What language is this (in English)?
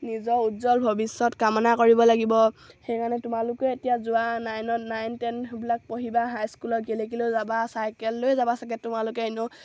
Assamese